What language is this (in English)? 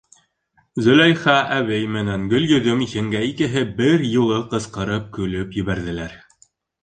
Bashkir